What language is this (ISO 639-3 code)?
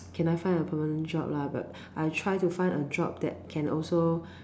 eng